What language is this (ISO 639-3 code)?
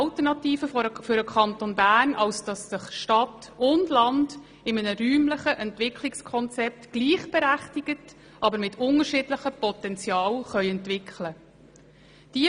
gsw